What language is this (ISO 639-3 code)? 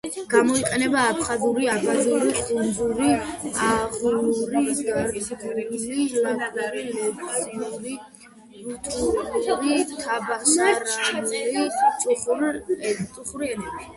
kat